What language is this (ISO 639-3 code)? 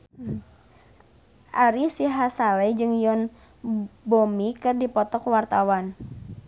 sun